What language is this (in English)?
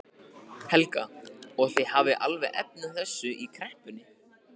Icelandic